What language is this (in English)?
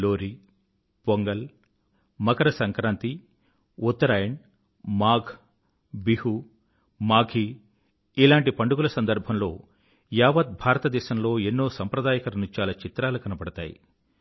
Telugu